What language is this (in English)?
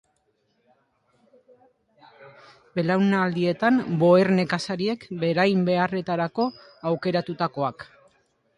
Basque